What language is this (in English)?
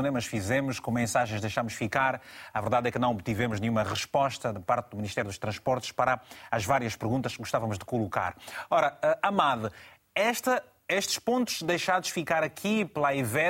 Portuguese